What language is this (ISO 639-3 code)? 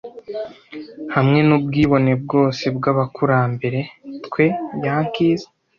kin